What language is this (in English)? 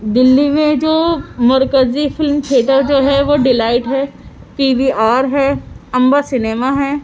Urdu